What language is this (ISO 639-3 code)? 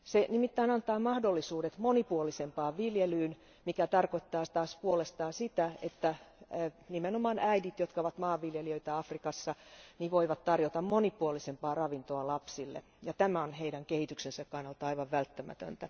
fin